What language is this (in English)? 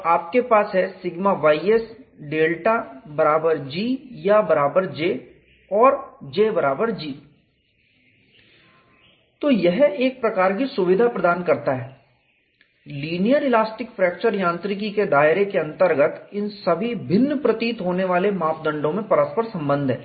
Hindi